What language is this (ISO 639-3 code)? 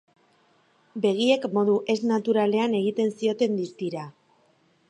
eus